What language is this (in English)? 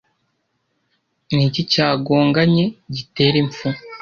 Kinyarwanda